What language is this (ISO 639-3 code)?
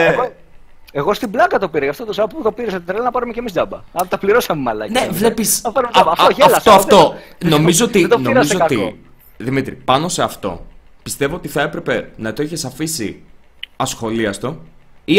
ell